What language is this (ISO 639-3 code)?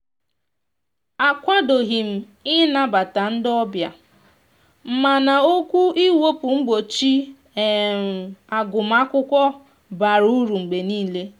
ibo